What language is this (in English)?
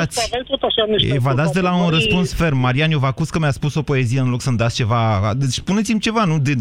Romanian